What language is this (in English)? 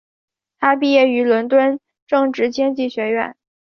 Chinese